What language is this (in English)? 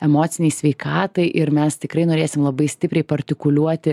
Lithuanian